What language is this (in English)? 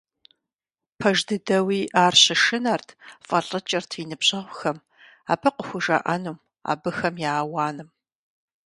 Kabardian